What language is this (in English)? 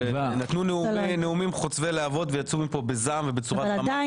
Hebrew